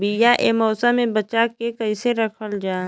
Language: Bhojpuri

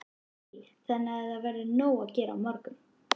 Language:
Icelandic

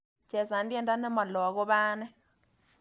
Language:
Kalenjin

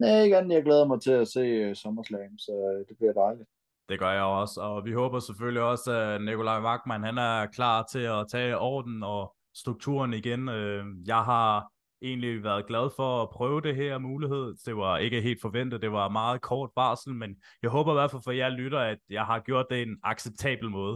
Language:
Danish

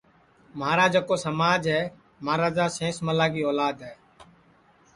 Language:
Sansi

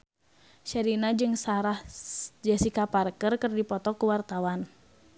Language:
Sundanese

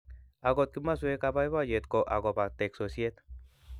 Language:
Kalenjin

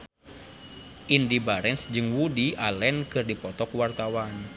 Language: Sundanese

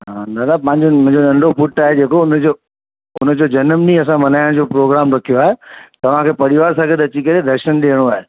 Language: Sindhi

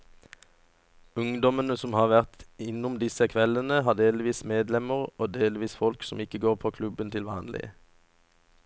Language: Norwegian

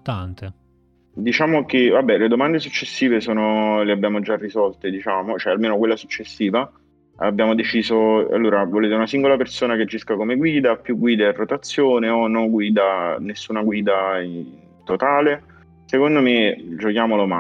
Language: Italian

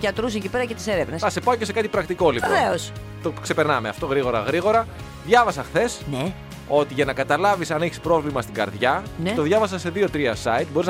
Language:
Greek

